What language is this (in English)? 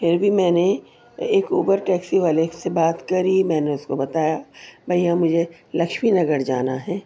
Urdu